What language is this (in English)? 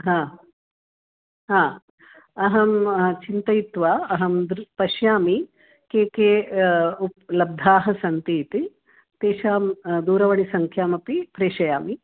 Sanskrit